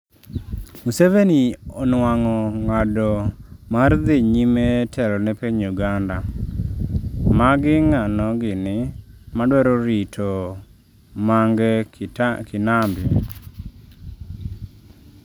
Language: Luo (Kenya and Tanzania)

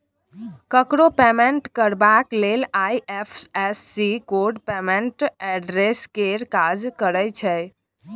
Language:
Maithili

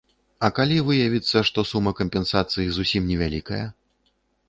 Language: Belarusian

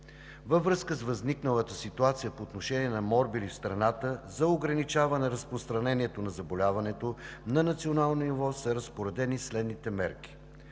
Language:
Bulgarian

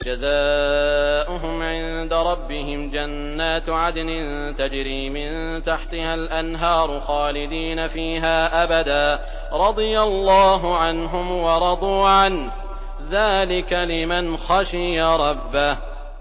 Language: Arabic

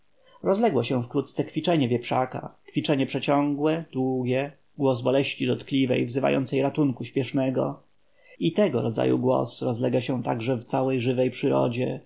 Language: Polish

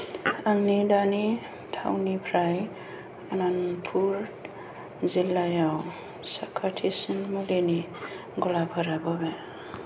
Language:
Bodo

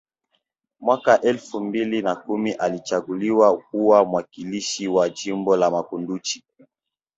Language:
Swahili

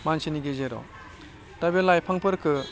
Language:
Bodo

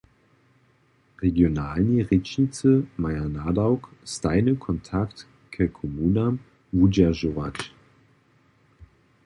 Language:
Upper Sorbian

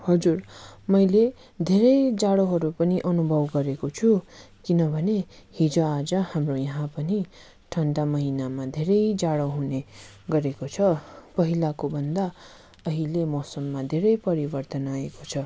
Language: Nepali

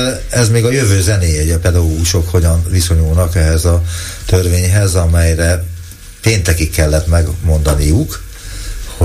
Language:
Hungarian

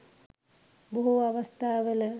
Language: Sinhala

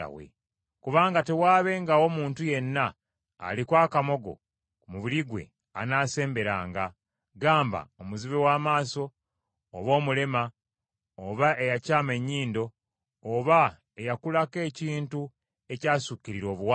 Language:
Ganda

